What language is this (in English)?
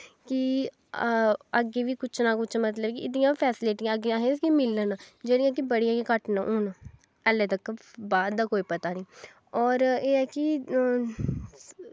Dogri